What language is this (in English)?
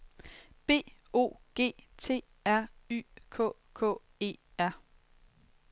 Danish